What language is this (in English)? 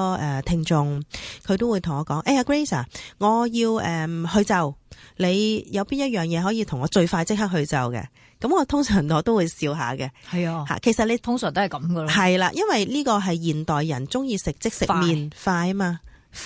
Chinese